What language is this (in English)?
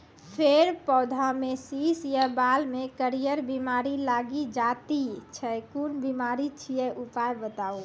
Maithili